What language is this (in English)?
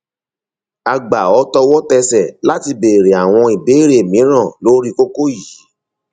Yoruba